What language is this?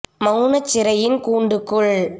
Tamil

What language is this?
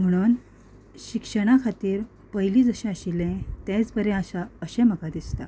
Konkani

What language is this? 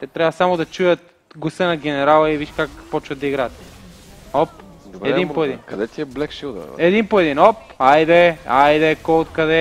Bulgarian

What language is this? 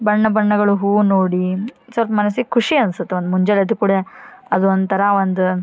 Kannada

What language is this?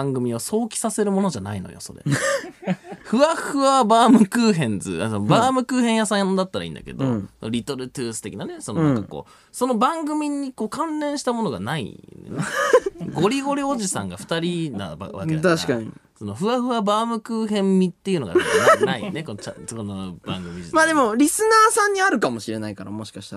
Japanese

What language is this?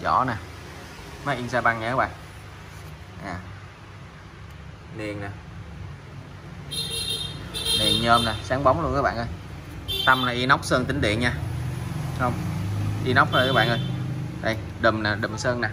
Vietnamese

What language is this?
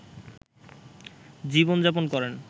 Bangla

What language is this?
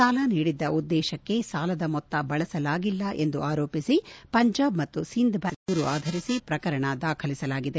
Kannada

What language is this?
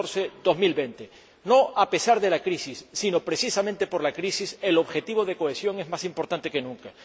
Spanish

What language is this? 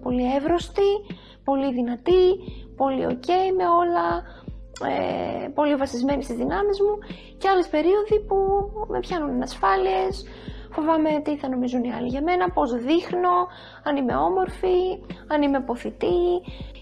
Greek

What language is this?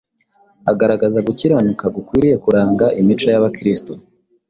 Kinyarwanda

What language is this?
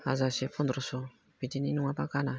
Bodo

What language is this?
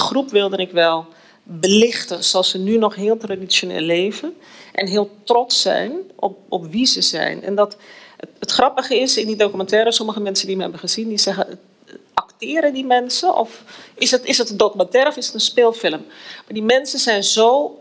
Dutch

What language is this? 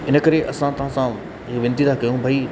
Sindhi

